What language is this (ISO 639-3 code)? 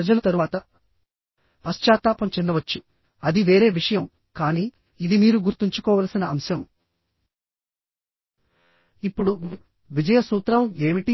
tel